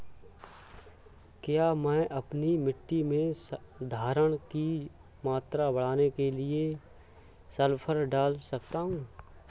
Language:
Hindi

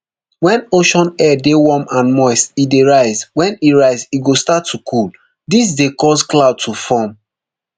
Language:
Nigerian Pidgin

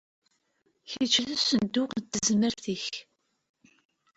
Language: Kabyle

